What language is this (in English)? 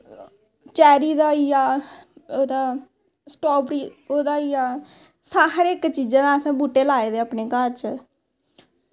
Dogri